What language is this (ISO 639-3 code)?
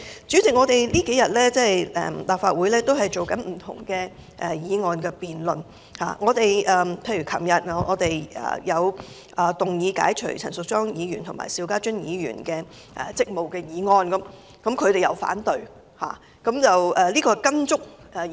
yue